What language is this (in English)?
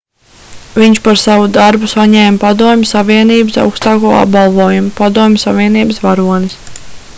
Latvian